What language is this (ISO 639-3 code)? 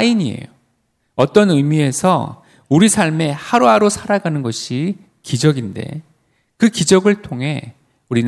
kor